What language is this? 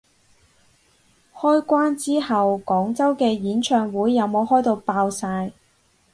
Cantonese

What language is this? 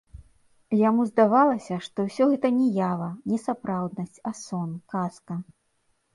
Belarusian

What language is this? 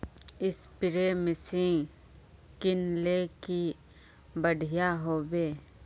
Magahi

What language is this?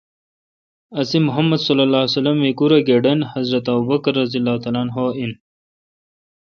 Kalkoti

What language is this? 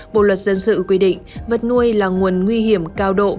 Vietnamese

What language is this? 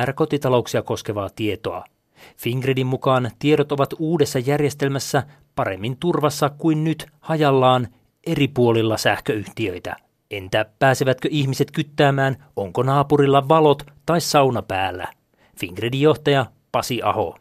Finnish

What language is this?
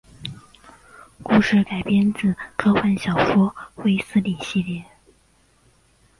Chinese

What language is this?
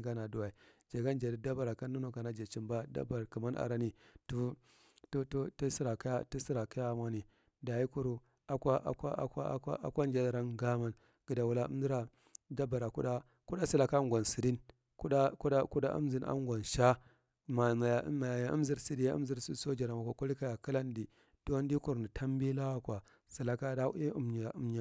Marghi Central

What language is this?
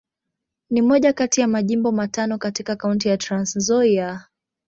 Swahili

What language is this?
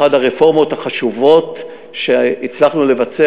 Hebrew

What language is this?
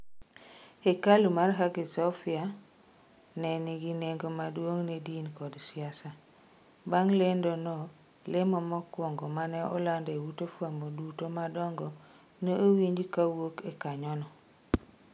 Luo (Kenya and Tanzania)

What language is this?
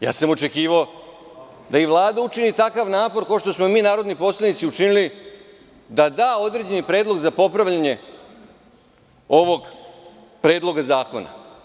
Serbian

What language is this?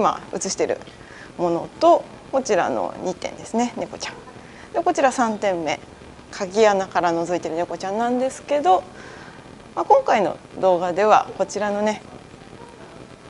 Japanese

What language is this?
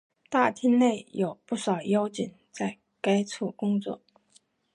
Chinese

